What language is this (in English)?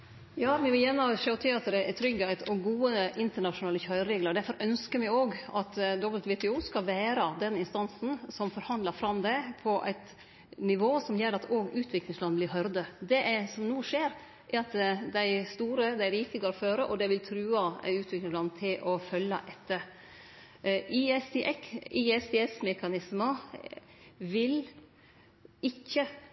Norwegian Nynorsk